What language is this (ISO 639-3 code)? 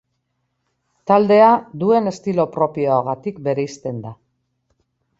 eus